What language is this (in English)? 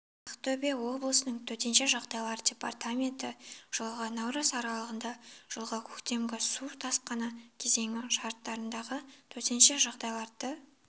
Kazakh